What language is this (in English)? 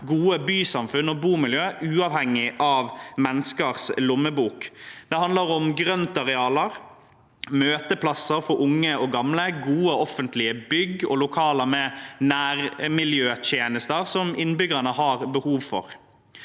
Norwegian